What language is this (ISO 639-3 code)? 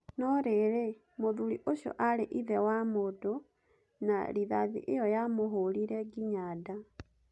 kik